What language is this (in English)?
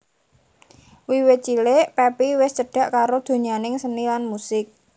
Javanese